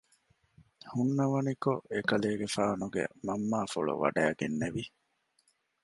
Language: Divehi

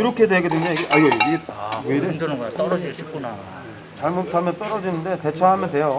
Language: Korean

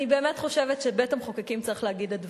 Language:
Hebrew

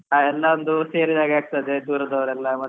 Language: Kannada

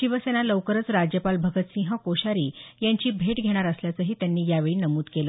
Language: Marathi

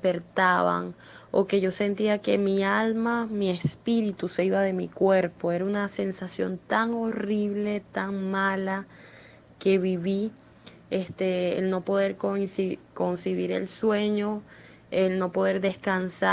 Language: Spanish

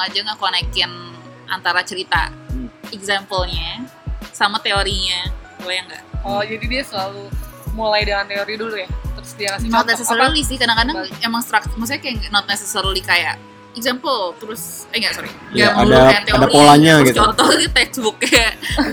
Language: Indonesian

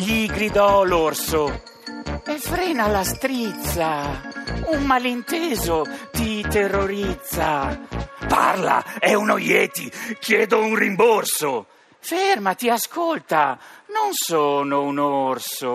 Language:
Italian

